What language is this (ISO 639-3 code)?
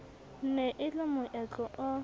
sot